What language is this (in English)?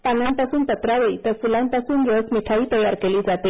Marathi